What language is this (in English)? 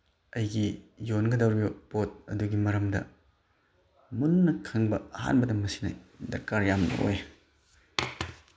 Manipuri